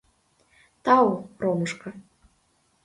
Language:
Mari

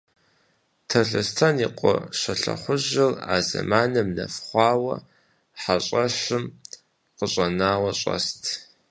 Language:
Kabardian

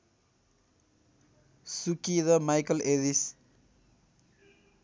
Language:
Nepali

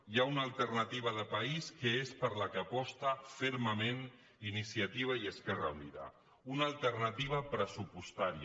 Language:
Catalan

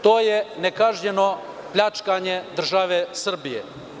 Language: Serbian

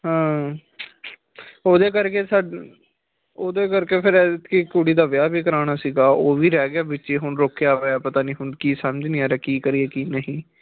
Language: Punjabi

